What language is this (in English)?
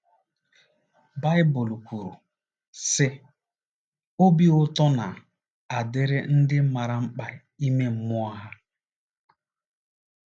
Igbo